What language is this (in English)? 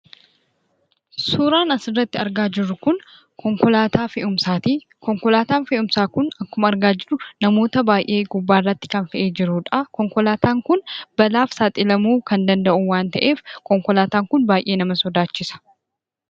Oromo